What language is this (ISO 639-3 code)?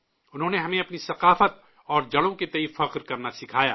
urd